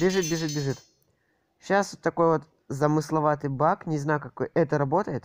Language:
Russian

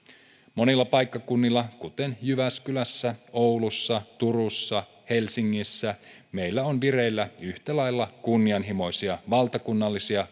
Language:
Finnish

